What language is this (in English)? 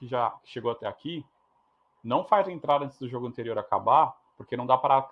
Portuguese